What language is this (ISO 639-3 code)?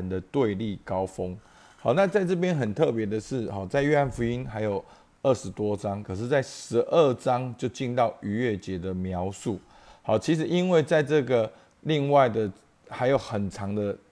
zho